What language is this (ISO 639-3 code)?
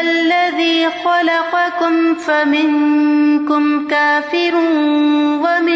urd